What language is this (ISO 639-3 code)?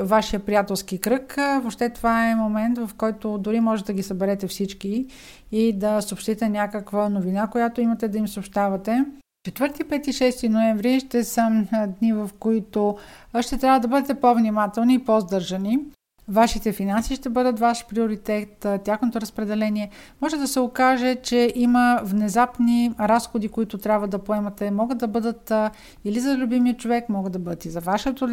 bul